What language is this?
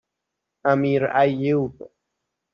Persian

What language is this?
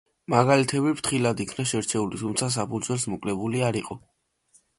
Georgian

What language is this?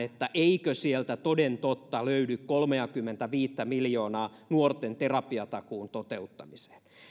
Finnish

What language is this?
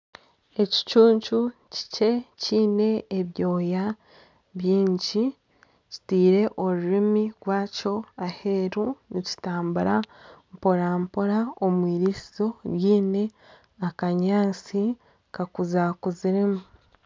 Nyankole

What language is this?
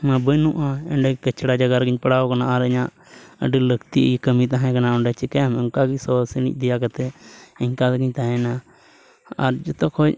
Santali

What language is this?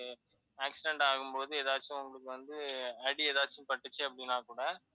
Tamil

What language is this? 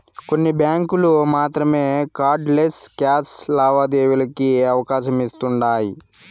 Telugu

